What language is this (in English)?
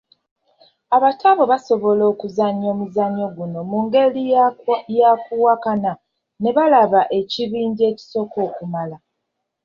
Ganda